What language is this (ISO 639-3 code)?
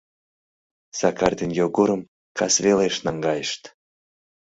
chm